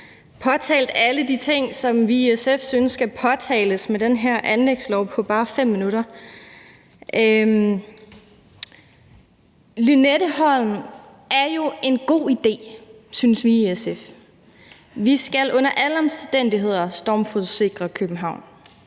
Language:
Danish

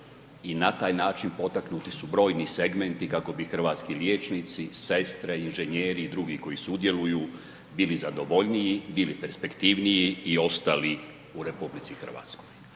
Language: Croatian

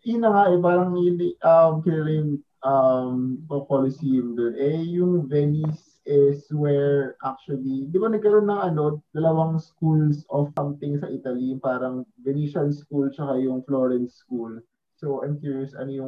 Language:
Filipino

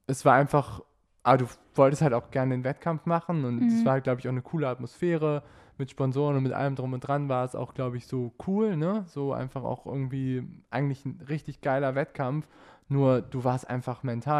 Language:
German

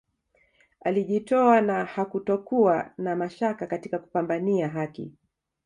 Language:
Swahili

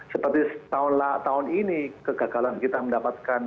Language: Indonesian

